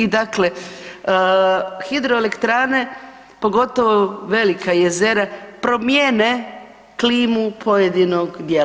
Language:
Croatian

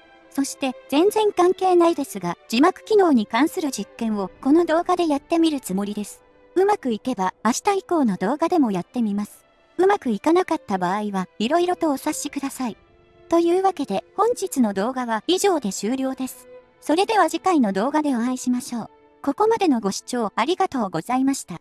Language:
Japanese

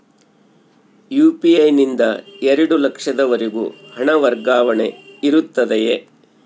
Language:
Kannada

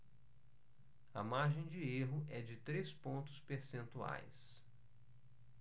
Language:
Portuguese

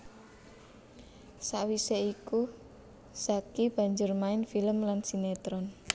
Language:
Javanese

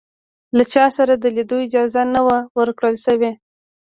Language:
Pashto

